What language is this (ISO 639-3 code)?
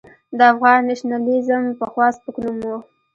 pus